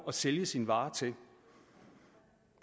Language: Danish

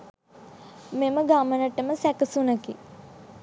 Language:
Sinhala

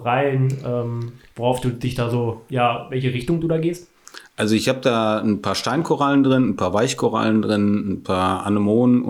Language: German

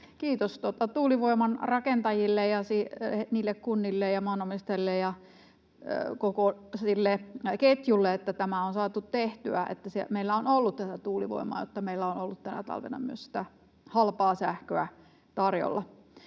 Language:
Finnish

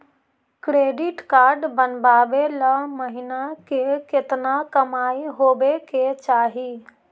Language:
Magahi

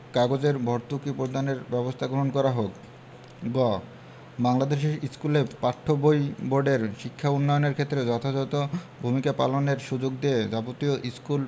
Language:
Bangla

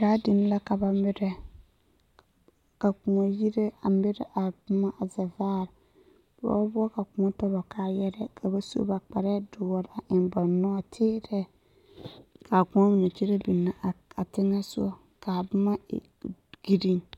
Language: Southern Dagaare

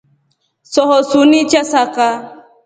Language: Rombo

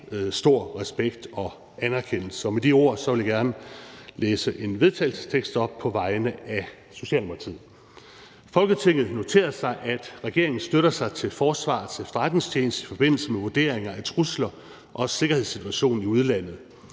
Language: Danish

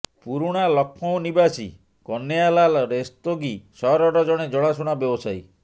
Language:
Odia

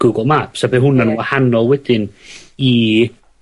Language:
Welsh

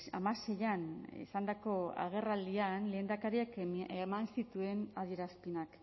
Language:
Basque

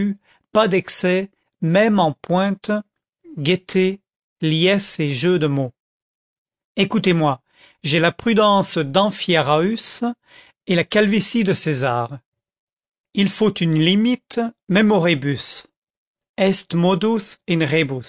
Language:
French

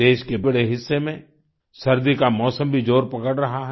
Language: Hindi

